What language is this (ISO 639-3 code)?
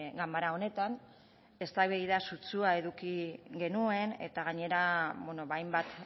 eus